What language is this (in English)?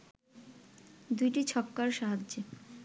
Bangla